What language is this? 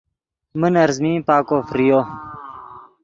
Yidgha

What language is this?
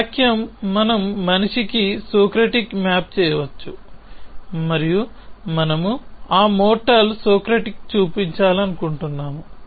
Telugu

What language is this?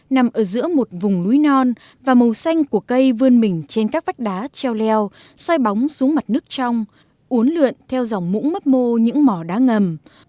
Vietnamese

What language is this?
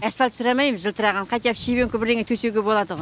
Kazakh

